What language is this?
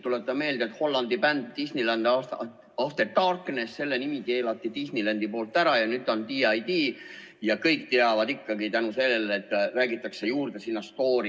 Estonian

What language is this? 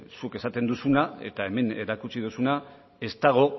Basque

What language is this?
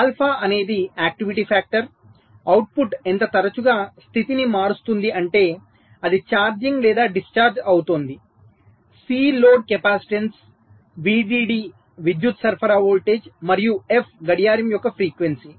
Telugu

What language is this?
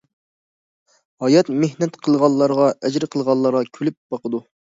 Uyghur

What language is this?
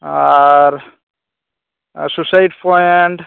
Santali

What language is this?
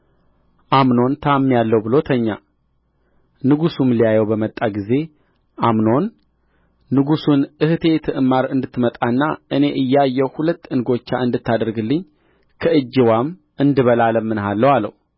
Amharic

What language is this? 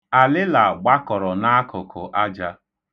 Igbo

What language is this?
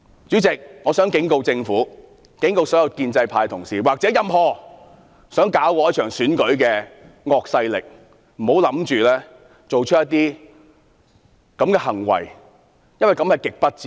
Cantonese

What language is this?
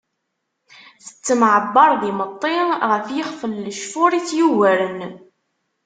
Kabyle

